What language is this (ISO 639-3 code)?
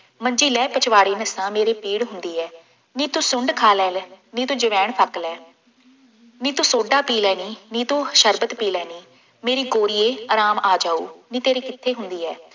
pan